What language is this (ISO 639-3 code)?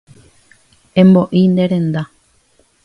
grn